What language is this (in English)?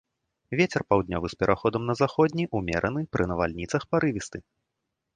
Belarusian